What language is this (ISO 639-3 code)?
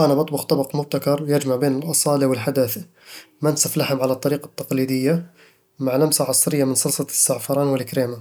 avl